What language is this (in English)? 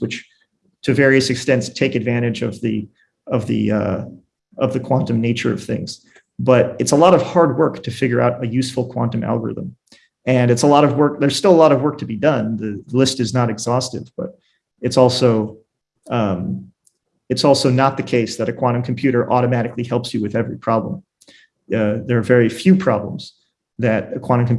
English